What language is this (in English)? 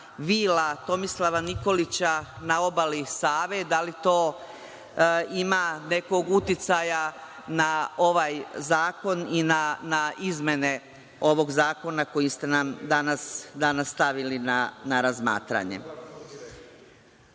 Serbian